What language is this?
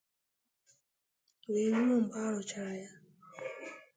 Igbo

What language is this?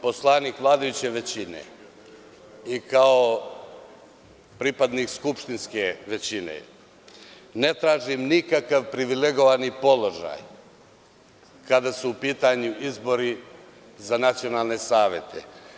Serbian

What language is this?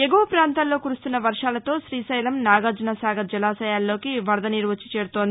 Telugu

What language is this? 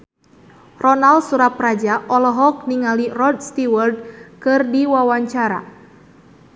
Sundanese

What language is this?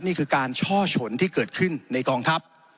Thai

